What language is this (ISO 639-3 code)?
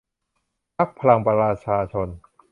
tha